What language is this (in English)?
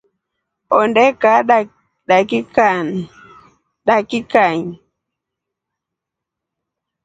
Rombo